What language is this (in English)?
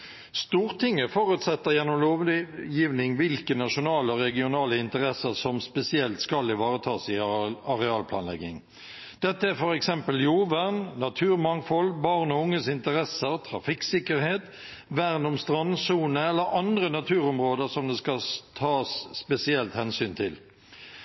Norwegian Bokmål